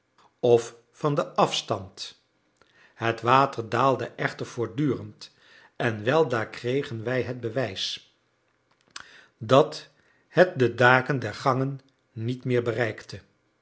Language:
Dutch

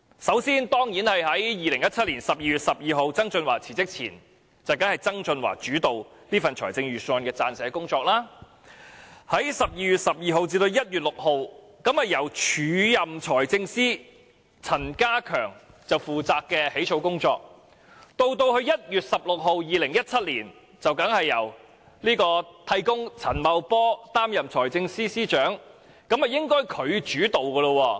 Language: Cantonese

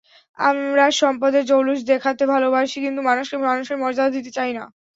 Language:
Bangla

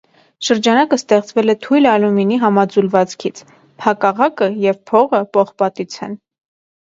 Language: Armenian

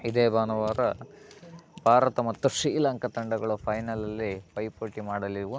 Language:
Kannada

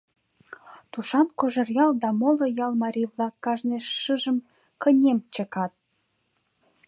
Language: Mari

